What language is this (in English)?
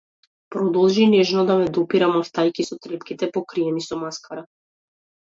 Macedonian